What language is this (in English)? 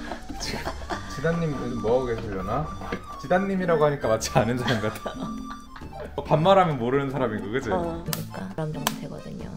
Korean